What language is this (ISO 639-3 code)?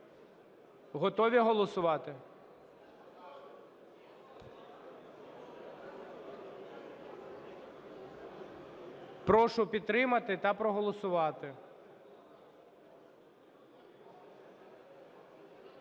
ukr